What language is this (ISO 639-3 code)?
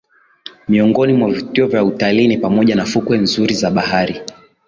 swa